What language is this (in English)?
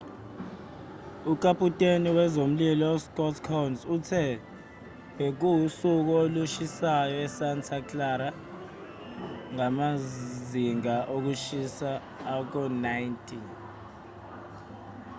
Zulu